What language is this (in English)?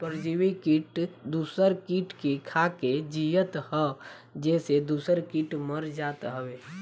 Bhojpuri